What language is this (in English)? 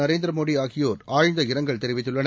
Tamil